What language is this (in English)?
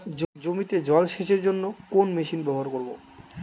Bangla